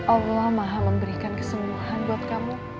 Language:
Indonesian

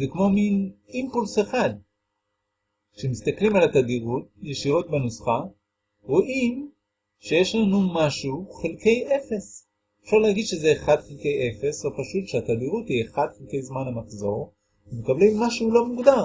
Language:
Hebrew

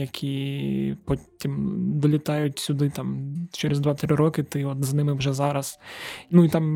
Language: Ukrainian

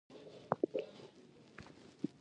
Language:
Pashto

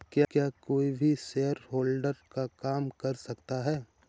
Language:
Hindi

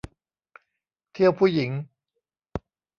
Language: Thai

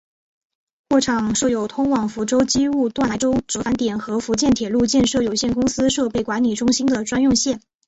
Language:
Chinese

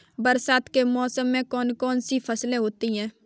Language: Hindi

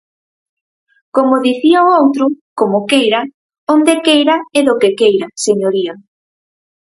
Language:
Galician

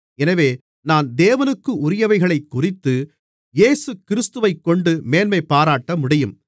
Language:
Tamil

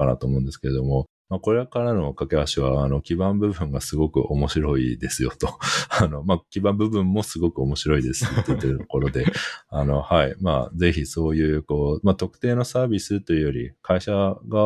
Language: Japanese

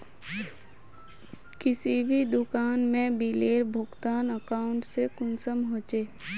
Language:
Magahi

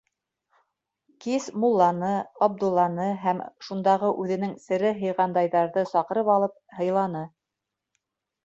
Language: Bashkir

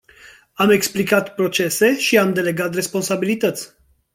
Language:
Romanian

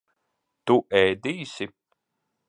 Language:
Latvian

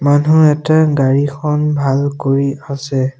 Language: Assamese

